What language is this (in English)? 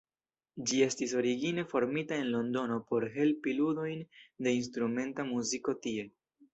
Esperanto